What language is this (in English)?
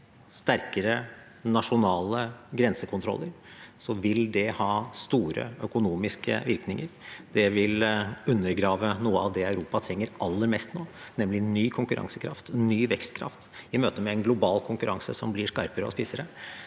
Norwegian